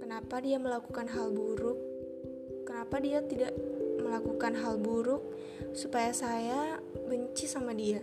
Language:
Indonesian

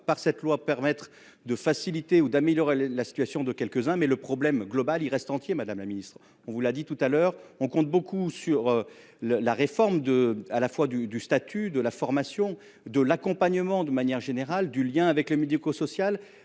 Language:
French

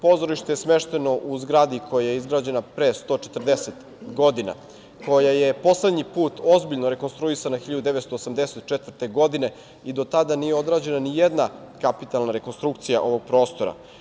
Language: Serbian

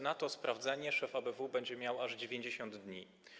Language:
Polish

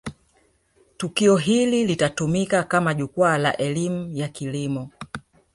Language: Swahili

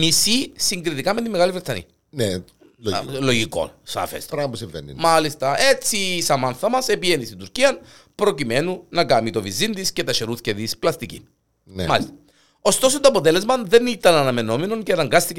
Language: Greek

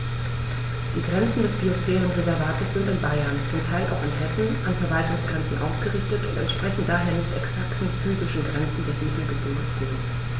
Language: German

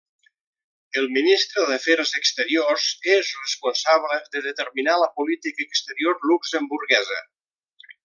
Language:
Catalan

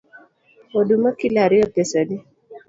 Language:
Luo (Kenya and Tanzania)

